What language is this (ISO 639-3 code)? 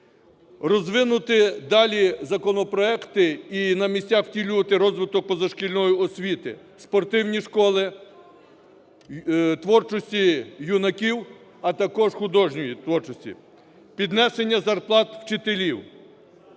ukr